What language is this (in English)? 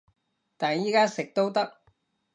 Cantonese